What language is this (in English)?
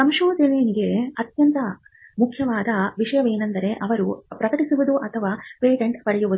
Kannada